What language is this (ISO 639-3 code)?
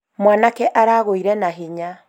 kik